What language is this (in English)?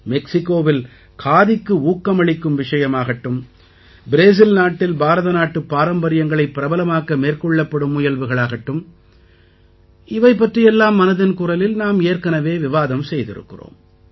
Tamil